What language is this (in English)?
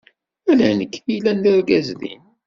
Kabyle